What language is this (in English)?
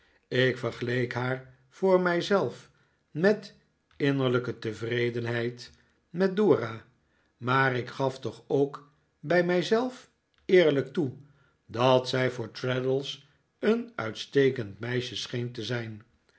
Dutch